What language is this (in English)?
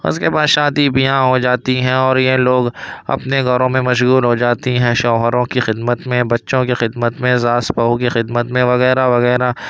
Urdu